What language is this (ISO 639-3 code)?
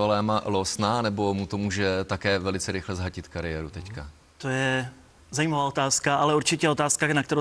ces